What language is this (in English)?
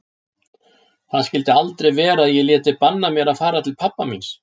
Icelandic